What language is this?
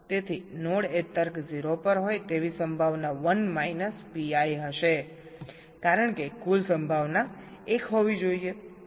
Gujarati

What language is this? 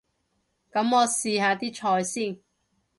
Cantonese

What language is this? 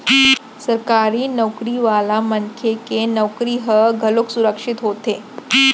Chhattisgarhi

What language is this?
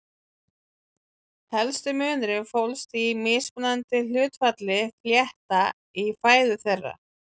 Icelandic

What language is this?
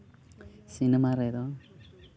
Santali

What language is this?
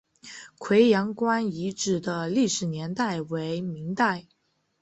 Chinese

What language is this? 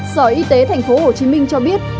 Vietnamese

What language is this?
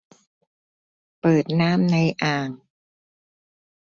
Thai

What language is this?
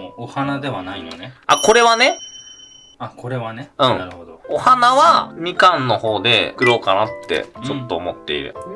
Japanese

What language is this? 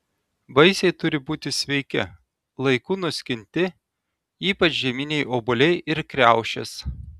Lithuanian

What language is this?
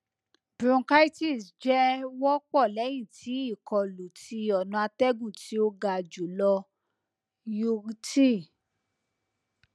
Yoruba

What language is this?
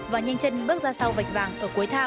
Vietnamese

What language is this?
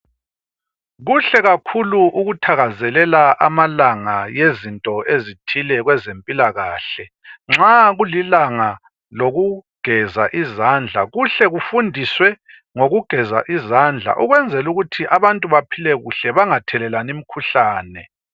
North Ndebele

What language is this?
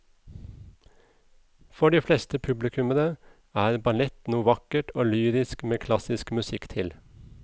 Norwegian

